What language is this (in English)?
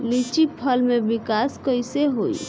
Bhojpuri